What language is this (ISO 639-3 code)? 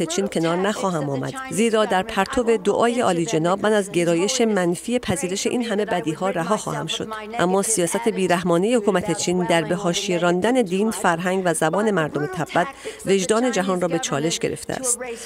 fas